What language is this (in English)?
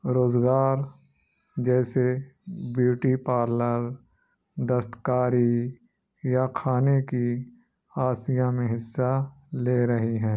Urdu